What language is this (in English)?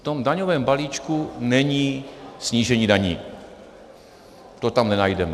Czech